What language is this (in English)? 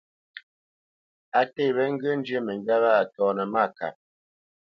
Bamenyam